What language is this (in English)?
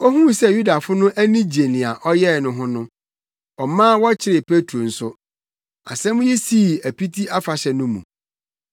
Akan